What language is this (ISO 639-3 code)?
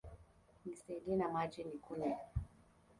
swa